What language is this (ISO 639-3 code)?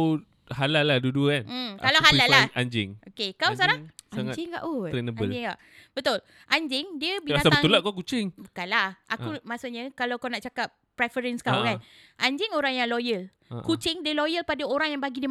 msa